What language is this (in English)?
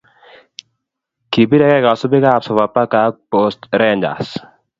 Kalenjin